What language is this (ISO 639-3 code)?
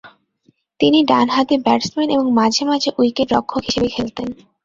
ben